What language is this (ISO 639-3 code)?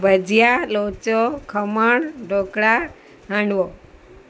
guj